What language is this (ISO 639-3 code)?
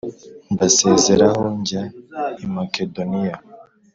kin